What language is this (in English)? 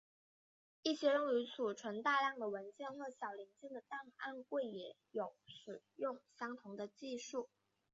Chinese